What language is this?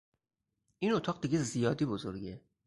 Persian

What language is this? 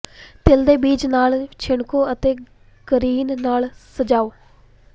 Punjabi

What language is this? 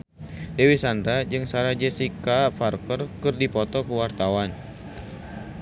Sundanese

